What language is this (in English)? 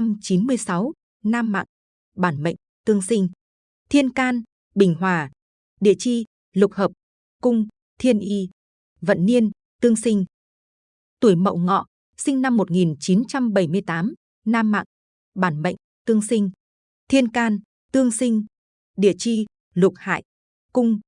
Vietnamese